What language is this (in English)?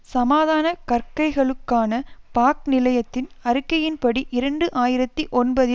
Tamil